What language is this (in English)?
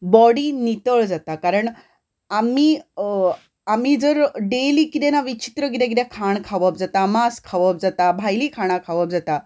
Konkani